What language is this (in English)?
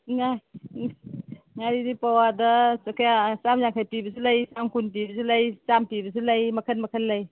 Manipuri